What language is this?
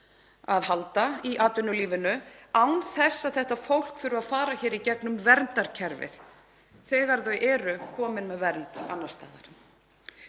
Icelandic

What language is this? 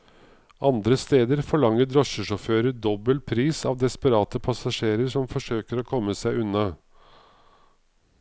Norwegian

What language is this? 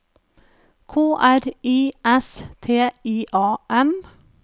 Norwegian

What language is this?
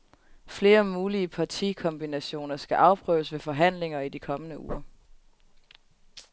Danish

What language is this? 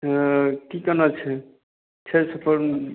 Maithili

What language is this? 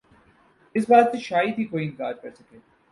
Urdu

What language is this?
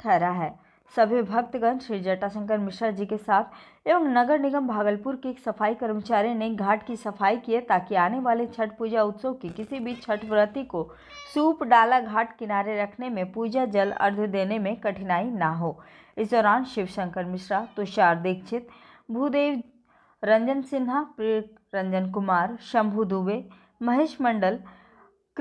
Hindi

